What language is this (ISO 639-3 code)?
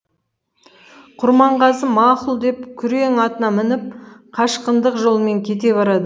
kaz